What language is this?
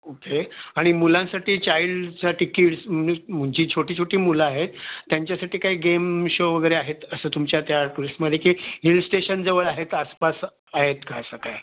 Marathi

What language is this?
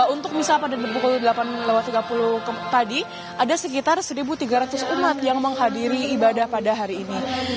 Indonesian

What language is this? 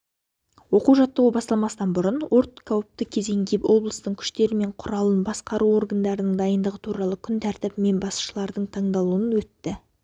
Kazakh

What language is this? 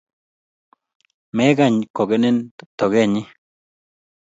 Kalenjin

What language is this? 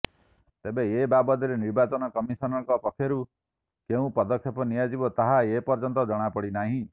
Odia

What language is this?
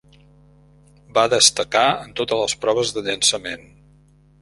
Catalan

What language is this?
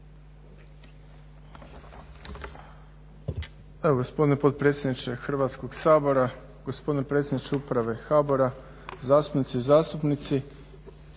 Croatian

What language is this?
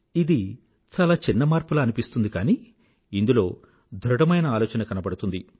Telugu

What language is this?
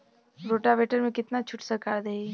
Bhojpuri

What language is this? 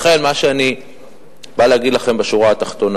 Hebrew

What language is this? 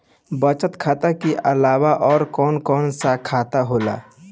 Bhojpuri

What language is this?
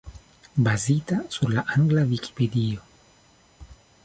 Esperanto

